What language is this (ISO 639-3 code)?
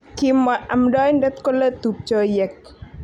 kln